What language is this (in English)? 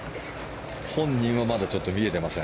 Japanese